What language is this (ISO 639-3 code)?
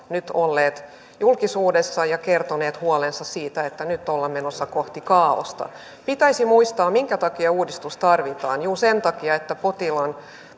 fin